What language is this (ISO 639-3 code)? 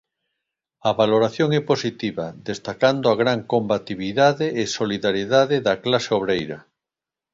glg